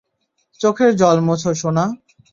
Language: Bangla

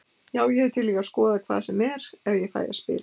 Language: Icelandic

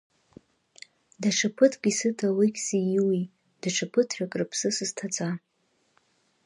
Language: Abkhazian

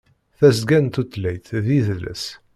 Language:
Kabyle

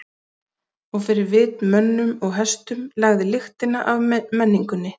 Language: Icelandic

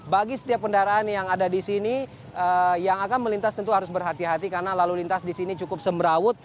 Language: Indonesian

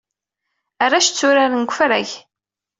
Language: Kabyle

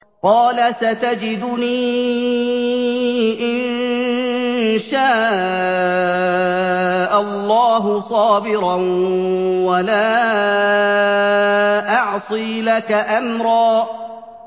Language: Arabic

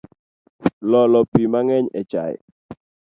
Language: Luo (Kenya and Tanzania)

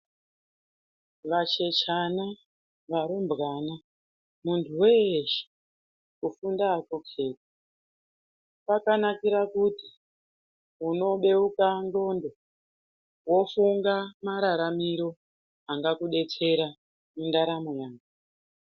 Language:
Ndau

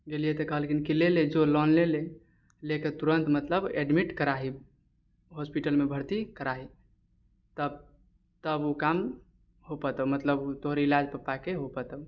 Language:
Maithili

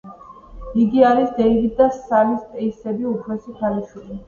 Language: Georgian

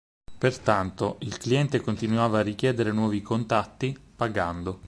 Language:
Italian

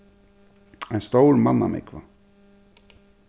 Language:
Faroese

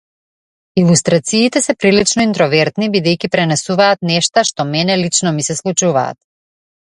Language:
Macedonian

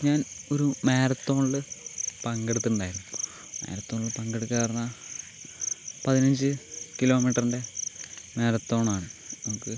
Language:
Malayalam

